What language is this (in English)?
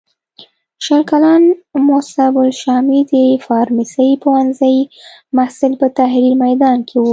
Pashto